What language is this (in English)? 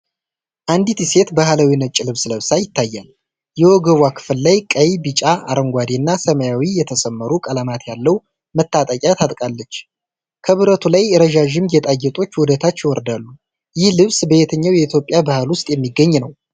Amharic